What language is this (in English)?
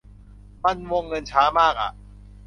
Thai